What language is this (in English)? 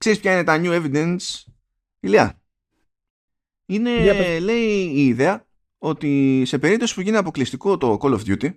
Greek